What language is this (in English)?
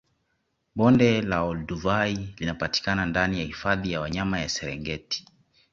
Swahili